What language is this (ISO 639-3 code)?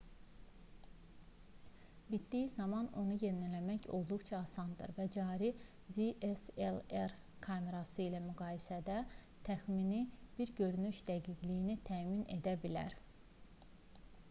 aze